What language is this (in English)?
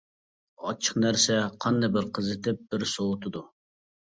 Uyghur